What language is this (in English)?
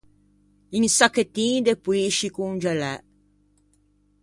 Ligurian